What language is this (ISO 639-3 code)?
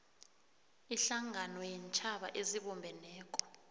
nbl